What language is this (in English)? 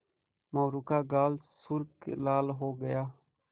Hindi